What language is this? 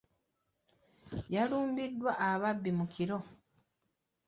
Ganda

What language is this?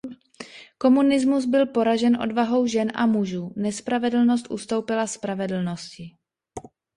Czech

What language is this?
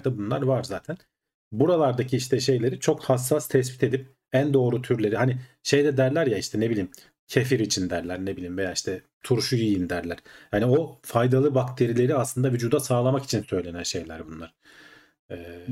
Turkish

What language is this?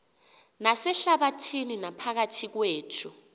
Xhosa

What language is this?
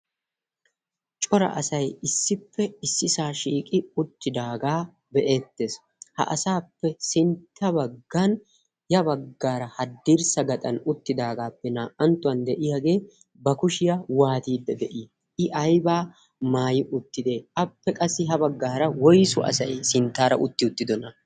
Wolaytta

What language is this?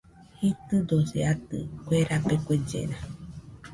Nüpode Huitoto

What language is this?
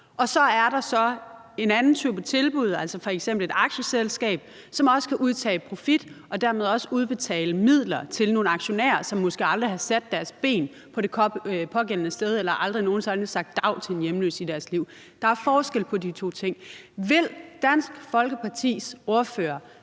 Danish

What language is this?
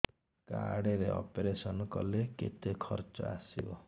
Odia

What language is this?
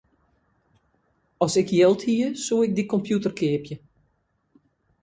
Western Frisian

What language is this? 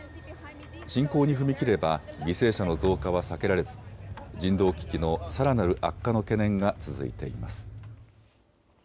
Japanese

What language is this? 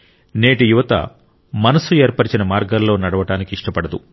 Telugu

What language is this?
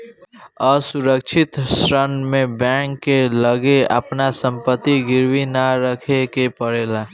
Bhojpuri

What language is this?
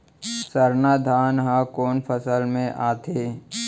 Chhattisgarhi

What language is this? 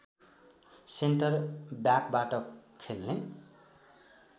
Nepali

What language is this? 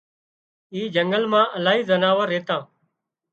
Wadiyara Koli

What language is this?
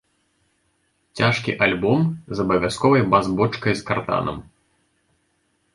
Belarusian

